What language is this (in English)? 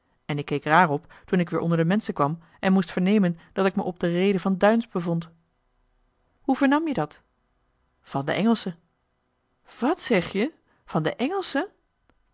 Dutch